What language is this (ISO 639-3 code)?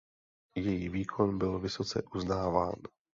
ces